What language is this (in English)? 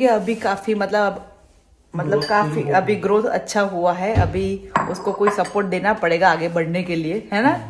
Hindi